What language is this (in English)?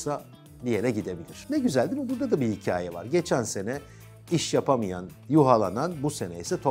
Turkish